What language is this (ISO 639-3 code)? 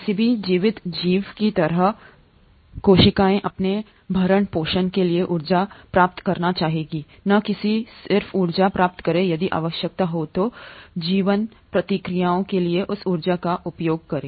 hin